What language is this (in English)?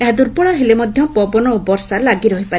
Odia